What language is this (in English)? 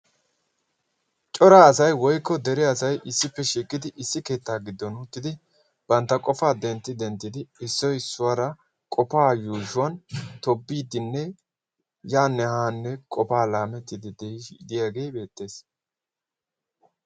Wolaytta